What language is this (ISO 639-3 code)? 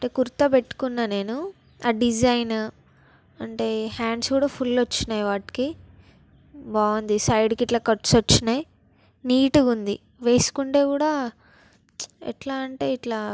tel